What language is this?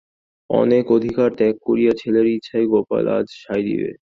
Bangla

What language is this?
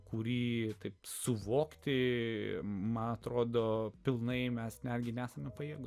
Lithuanian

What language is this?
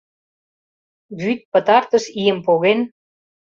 Mari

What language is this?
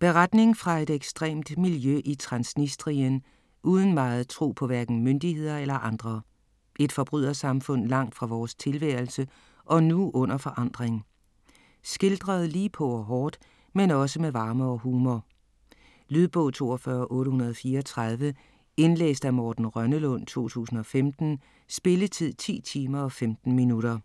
Danish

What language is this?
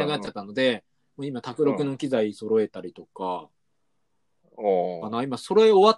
Japanese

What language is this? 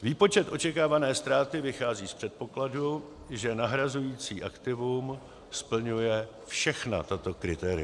Czech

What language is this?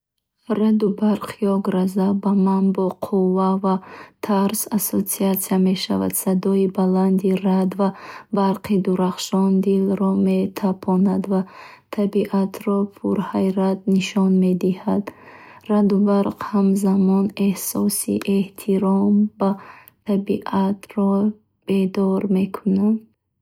Bukharic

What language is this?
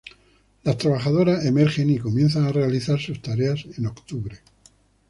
Spanish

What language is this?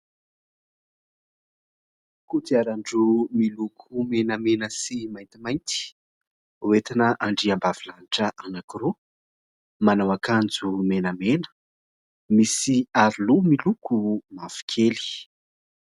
Malagasy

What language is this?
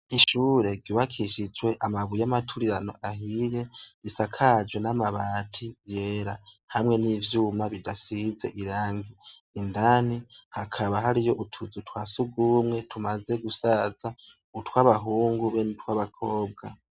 Rundi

